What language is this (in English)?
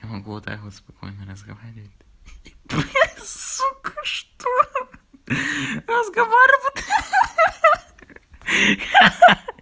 Russian